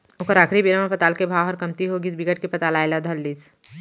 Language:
Chhattisgarhi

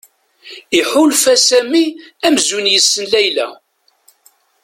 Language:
Kabyle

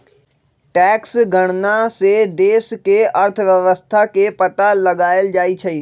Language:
Magahi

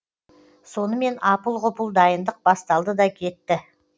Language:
Kazakh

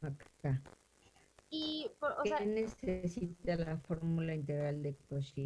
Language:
Spanish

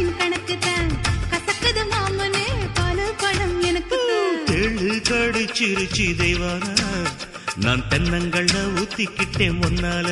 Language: Tamil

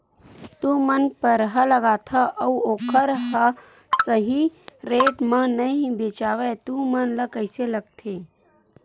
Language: Chhattisgarhi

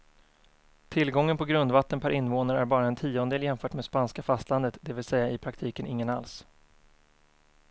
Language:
Swedish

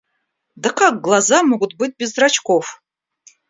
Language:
Russian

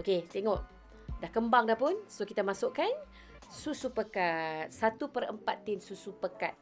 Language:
Malay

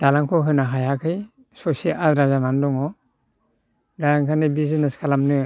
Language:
Bodo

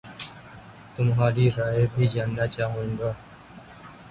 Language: Urdu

